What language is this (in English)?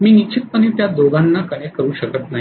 Marathi